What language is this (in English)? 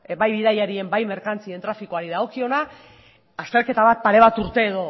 Basque